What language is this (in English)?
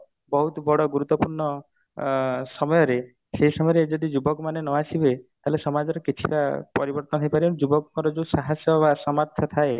Odia